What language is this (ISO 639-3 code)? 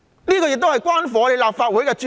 yue